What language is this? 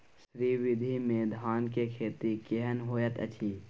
Maithili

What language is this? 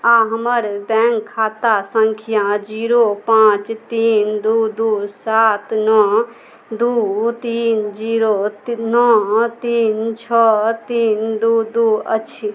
Maithili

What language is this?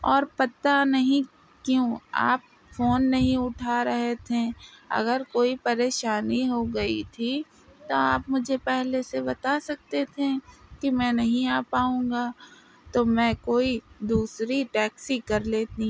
Urdu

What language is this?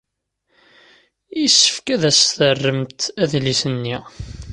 Kabyle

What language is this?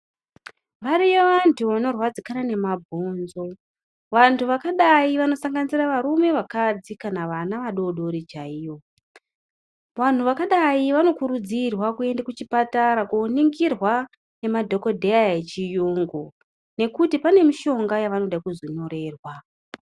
Ndau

